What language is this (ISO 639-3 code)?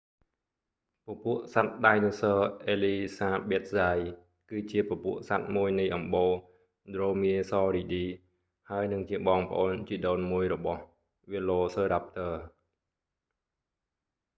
khm